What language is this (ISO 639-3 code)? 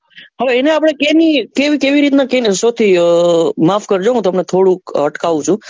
guj